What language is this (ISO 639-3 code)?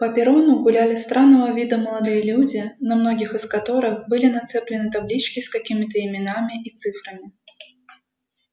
rus